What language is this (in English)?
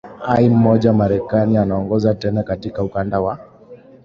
Swahili